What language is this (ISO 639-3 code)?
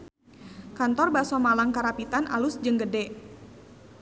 sun